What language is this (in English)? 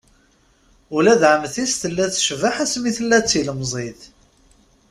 Kabyle